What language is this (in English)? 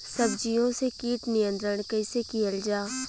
Bhojpuri